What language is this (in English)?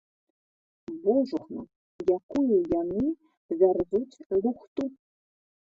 Belarusian